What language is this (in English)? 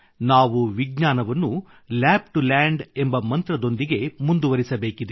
Kannada